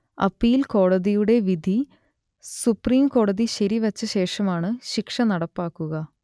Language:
Malayalam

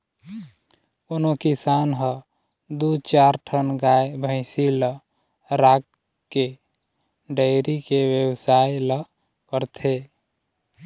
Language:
Chhattisgarhi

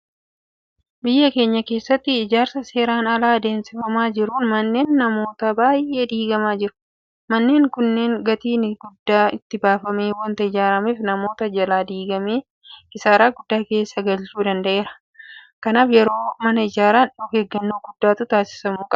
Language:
Oromo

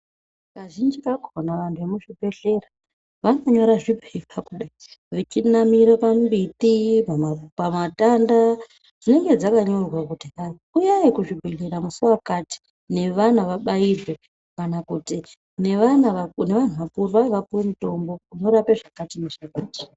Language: Ndau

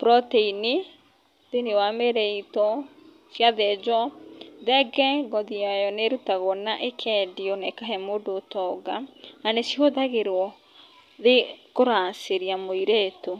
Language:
Kikuyu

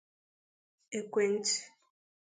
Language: Igbo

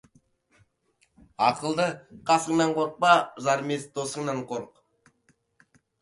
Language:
Kazakh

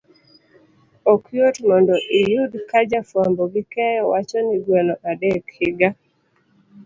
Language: Luo (Kenya and Tanzania)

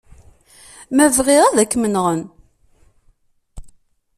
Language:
Kabyle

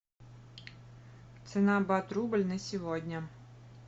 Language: Russian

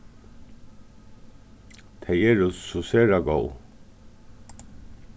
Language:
Faroese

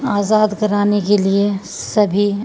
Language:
Urdu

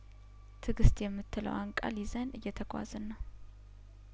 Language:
Amharic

